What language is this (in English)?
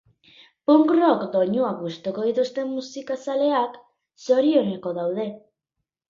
Basque